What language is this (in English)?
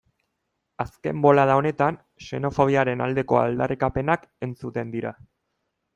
Basque